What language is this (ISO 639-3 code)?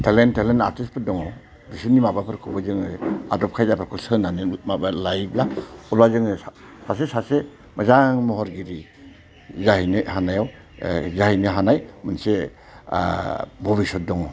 brx